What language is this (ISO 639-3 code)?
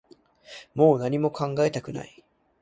jpn